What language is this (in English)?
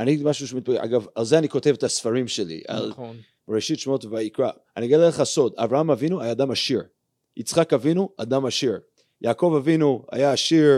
Hebrew